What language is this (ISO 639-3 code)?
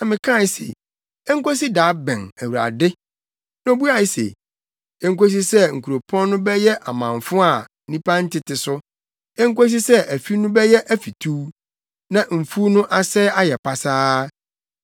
aka